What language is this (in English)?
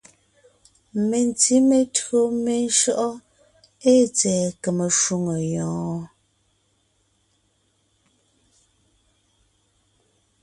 Ngiemboon